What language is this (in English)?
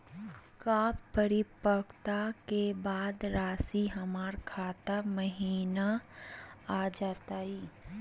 Magahi